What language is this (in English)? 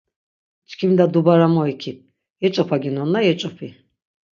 Laz